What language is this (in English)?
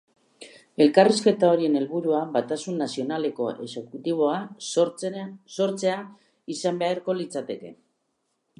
Basque